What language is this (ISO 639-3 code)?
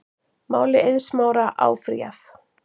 isl